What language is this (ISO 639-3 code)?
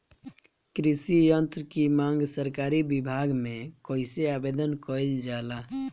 bho